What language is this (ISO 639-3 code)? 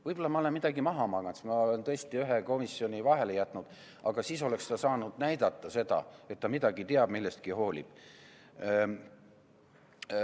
est